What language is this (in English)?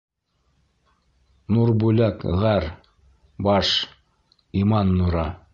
Bashkir